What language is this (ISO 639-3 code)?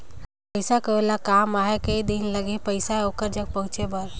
hne